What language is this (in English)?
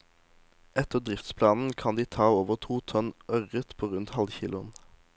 Norwegian